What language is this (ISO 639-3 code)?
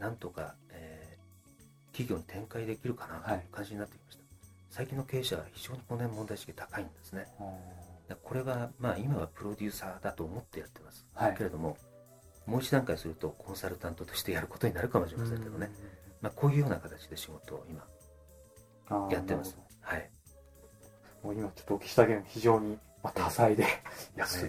jpn